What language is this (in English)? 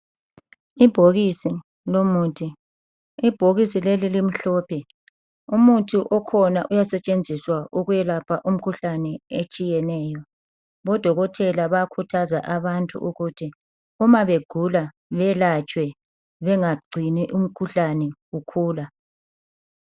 North Ndebele